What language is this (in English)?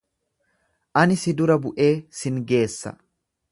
Oromo